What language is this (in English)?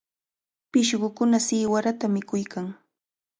Cajatambo North Lima Quechua